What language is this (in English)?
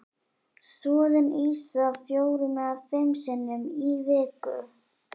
Icelandic